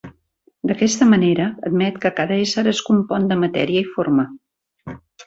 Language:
Catalan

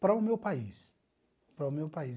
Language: Portuguese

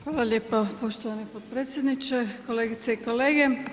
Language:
Croatian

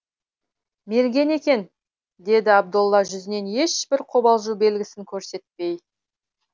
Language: Kazakh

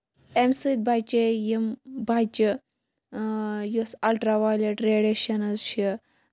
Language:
Kashmiri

